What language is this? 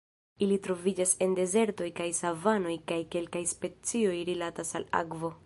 Esperanto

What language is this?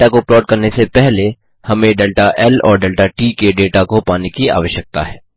Hindi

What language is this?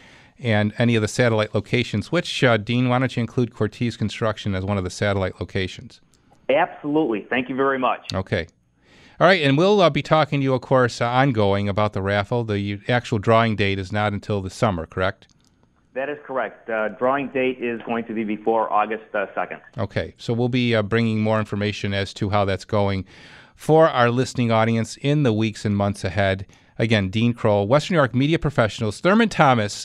English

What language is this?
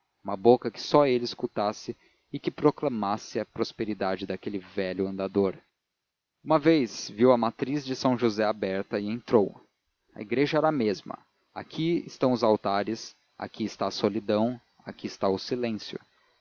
Portuguese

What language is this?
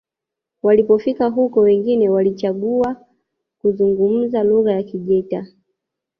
Swahili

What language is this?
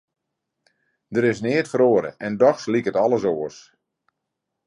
Western Frisian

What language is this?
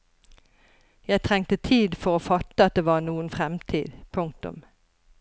Norwegian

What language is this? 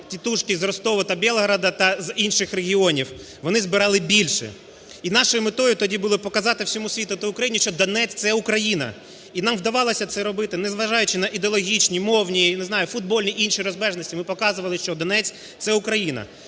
Ukrainian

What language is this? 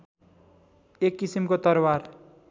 Nepali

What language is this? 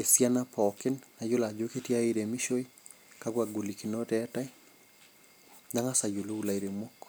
Masai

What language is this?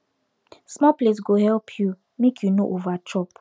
Nigerian Pidgin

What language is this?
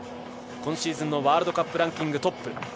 Japanese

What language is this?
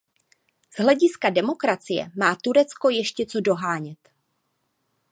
Czech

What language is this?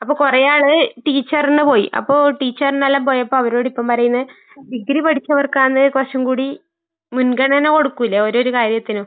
Malayalam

